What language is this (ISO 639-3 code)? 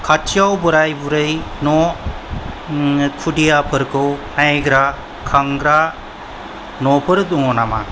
brx